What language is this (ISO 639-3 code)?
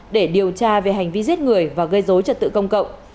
vie